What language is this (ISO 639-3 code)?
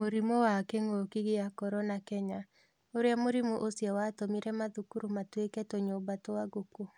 kik